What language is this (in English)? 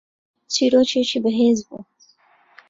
Central Kurdish